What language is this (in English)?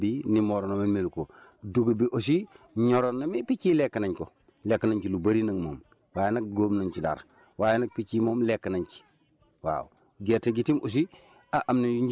Wolof